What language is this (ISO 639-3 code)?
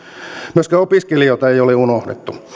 fin